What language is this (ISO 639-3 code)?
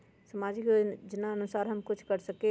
mag